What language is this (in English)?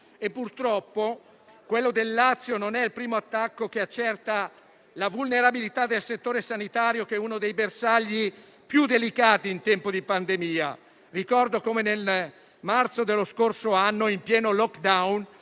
Italian